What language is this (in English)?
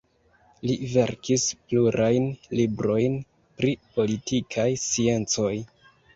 Esperanto